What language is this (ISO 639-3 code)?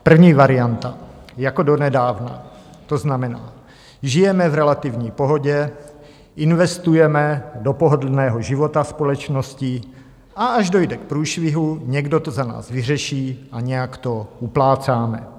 ces